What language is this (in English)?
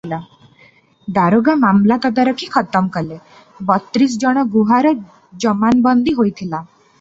Odia